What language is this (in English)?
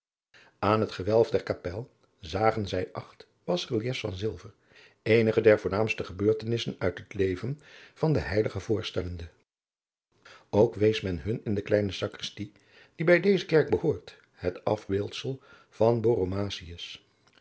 Dutch